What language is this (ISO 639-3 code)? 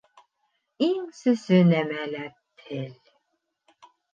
bak